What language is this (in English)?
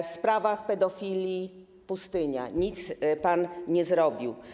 Polish